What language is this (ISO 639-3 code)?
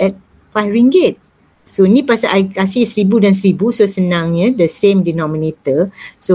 msa